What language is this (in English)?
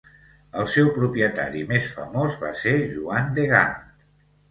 Catalan